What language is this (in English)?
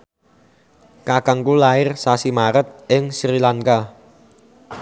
Javanese